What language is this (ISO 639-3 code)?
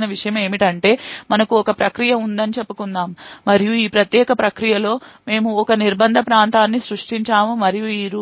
tel